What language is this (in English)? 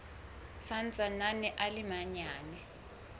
Southern Sotho